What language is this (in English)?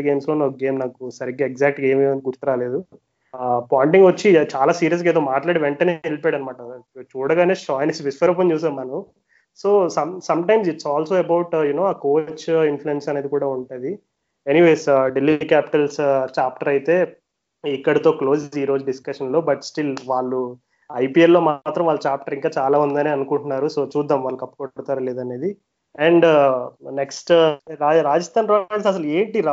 Telugu